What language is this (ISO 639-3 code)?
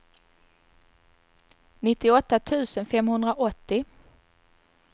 swe